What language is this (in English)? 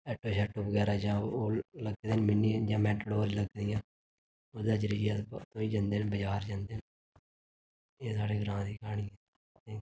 Dogri